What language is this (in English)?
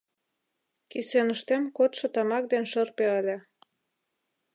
Mari